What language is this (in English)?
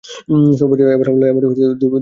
Bangla